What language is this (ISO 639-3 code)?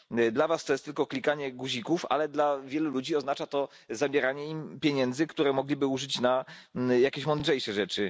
pol